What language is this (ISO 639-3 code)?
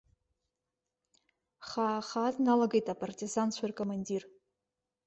abk